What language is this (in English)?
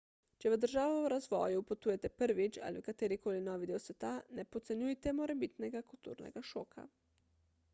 Slovenian